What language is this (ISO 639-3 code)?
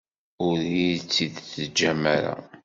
kab